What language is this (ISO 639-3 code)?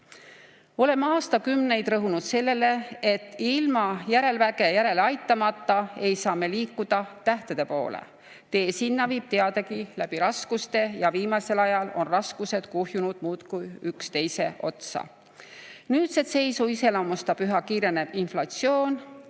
est